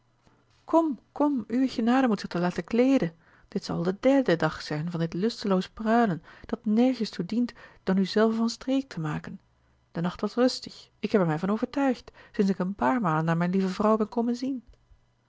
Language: Dutch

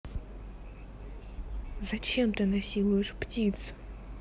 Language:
Russian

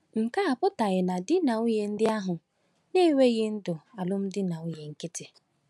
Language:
Igbo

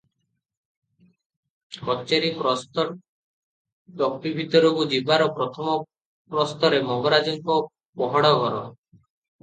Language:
Odia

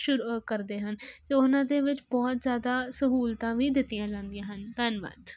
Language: Punjabi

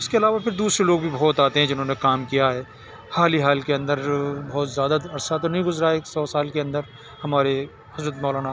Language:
Urdu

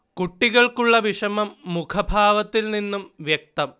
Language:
Malayalam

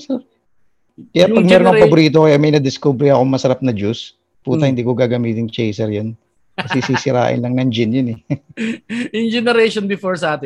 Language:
Filipino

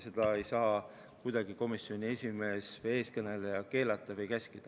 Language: Estonian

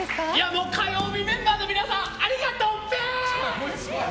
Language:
Japanese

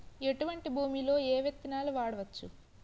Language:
Telugu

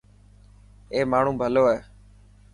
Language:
Dhatki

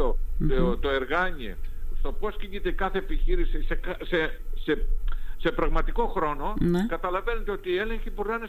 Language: Greek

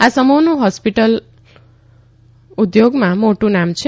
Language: Gujarati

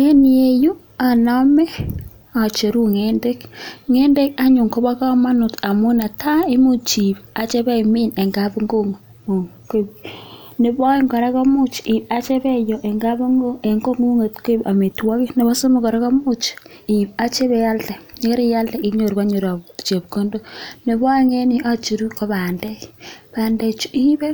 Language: Kalenjin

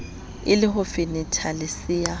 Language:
Southern Sotho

